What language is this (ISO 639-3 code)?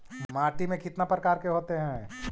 mag